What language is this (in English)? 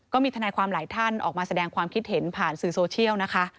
Thai